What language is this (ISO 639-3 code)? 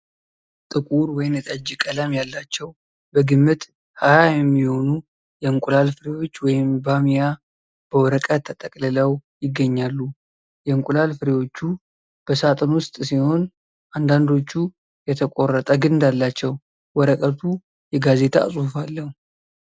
amh